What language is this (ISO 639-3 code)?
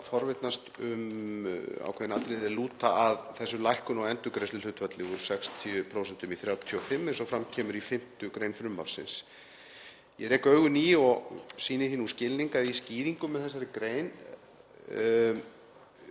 isl